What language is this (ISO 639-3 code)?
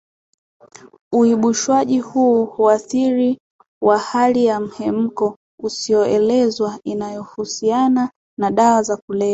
swa